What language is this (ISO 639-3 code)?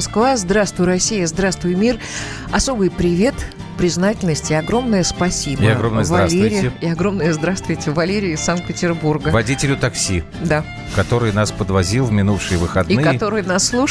rus